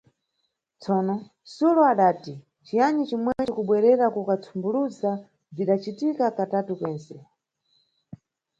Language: Nyungwe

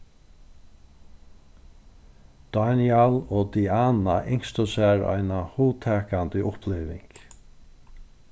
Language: Faroese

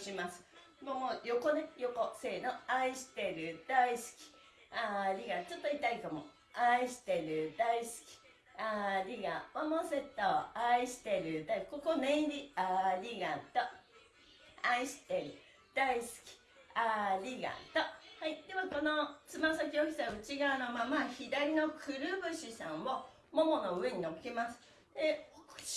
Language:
Japanese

